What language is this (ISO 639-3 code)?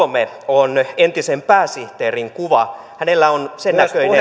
fin